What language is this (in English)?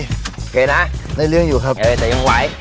Thai